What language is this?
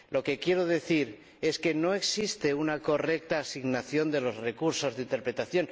Spanish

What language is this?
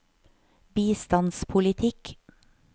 Norwegian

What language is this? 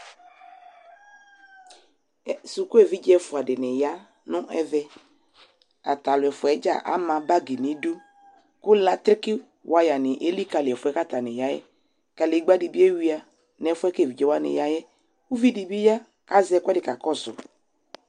Ikposo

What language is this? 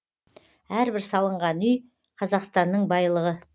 Kazakh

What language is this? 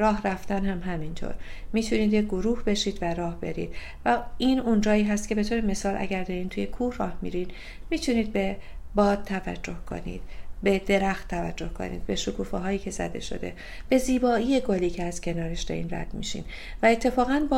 Persian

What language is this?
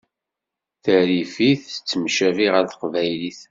Kabyle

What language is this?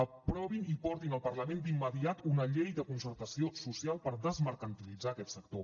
Catalan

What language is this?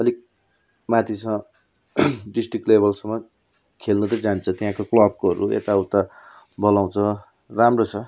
Nepali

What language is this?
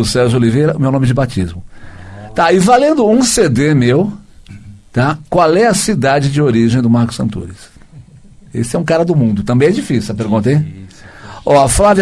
Portuguese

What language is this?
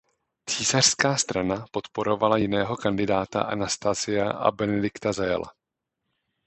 Czech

